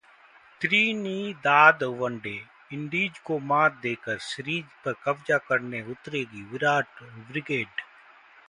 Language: Hindi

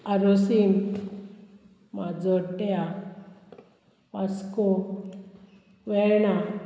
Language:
Konkani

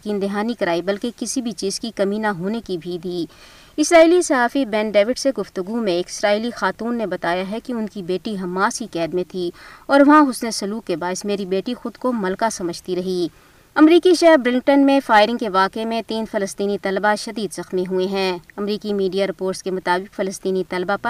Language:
Urdu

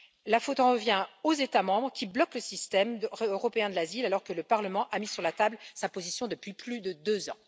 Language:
French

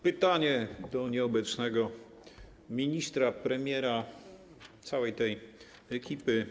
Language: Polish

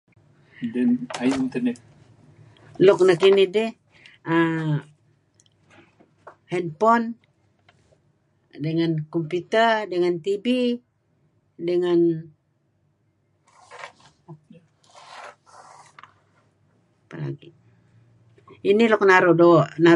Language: Kelabit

